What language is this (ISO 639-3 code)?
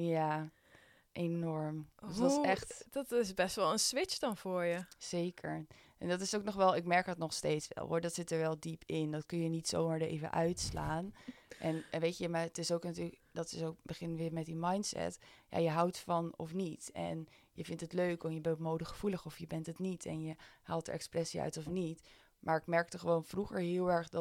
nld